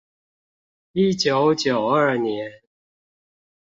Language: Chinese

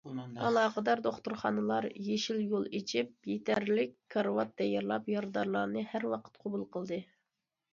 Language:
Uyghur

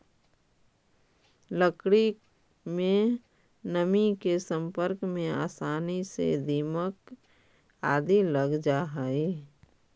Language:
Magahi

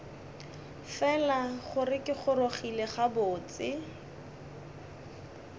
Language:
Northern Sotho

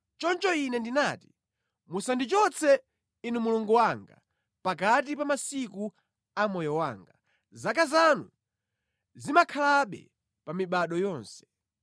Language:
Nyanja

